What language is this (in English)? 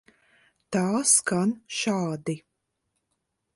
Latvian